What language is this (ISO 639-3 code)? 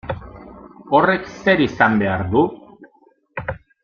eus